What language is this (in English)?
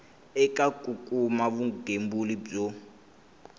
Tsonga